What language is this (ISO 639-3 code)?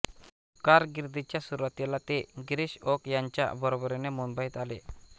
mar